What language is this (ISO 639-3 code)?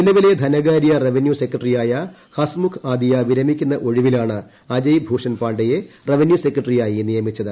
mal